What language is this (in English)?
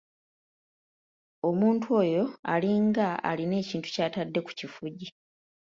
Ganda